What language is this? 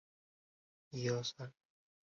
Chinese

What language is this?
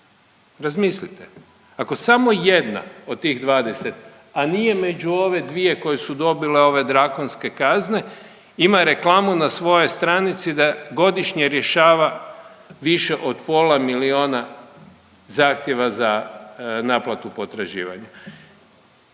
Croatian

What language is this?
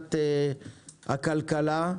Hebrew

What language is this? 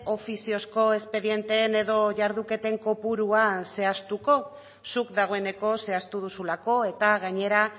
Basque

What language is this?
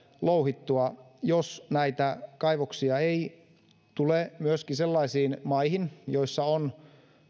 Finnish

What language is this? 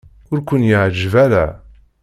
Kabyle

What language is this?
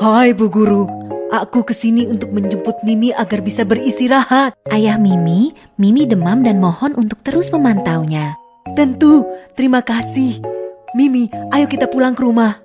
Indonesian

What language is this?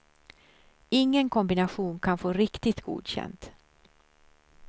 Swedish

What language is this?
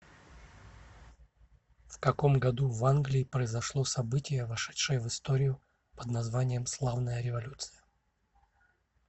Russian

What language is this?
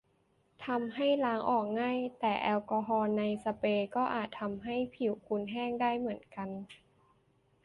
Thai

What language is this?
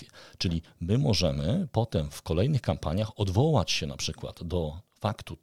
Polish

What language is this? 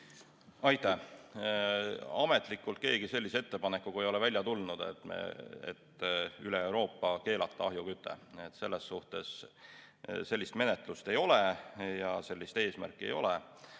Estonian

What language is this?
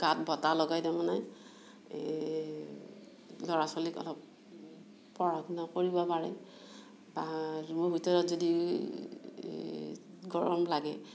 Assamese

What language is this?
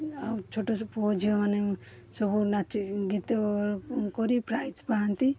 Odia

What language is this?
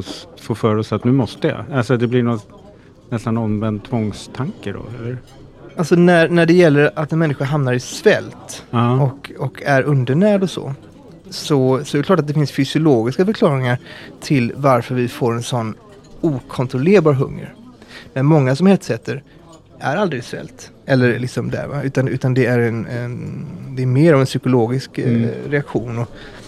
Swedish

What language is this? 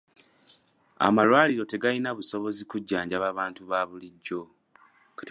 Ganda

